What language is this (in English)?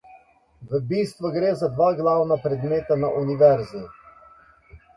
Slovenian